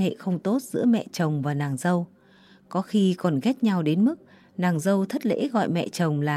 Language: Vietnamese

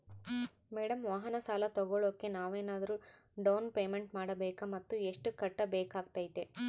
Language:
Kannada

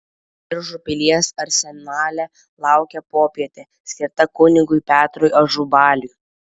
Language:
Lithuanian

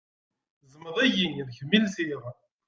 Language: Kabyle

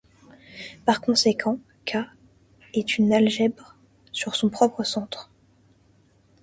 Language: French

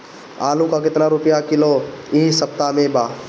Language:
Bhojpuri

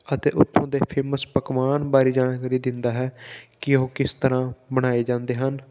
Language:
Punjabi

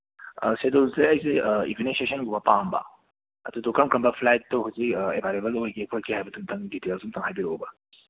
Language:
Manipuri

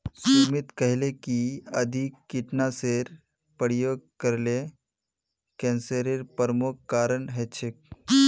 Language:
Magahi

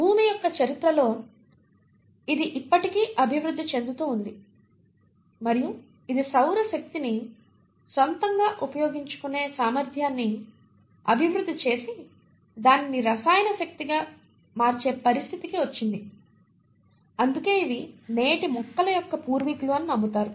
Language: Telugu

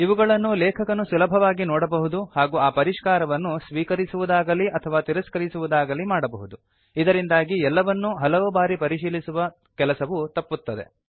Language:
Kannada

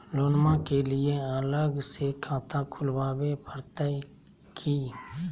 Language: Magahi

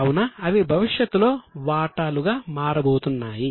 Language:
Telugu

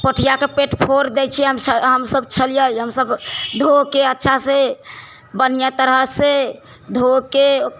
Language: Maithili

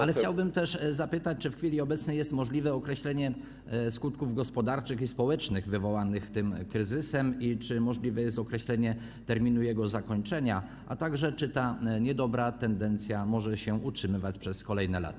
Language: Polish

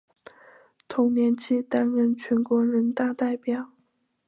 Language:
Chinese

